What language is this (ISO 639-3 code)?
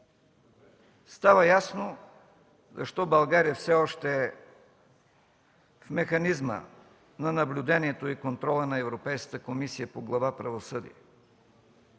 bul